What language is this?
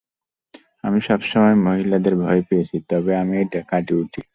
Bangla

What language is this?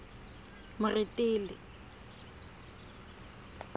Tswana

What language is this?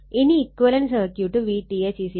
Malayalam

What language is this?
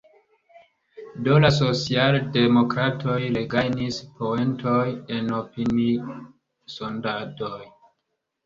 Esperanto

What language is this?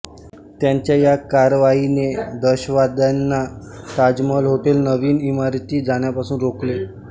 Marathi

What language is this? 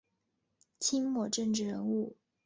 Chinese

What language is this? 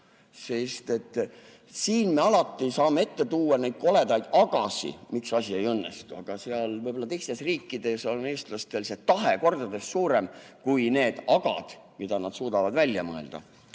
Estonian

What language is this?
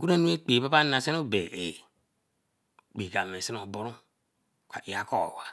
Eleme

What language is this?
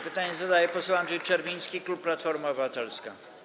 Polish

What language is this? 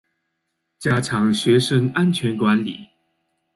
Chinese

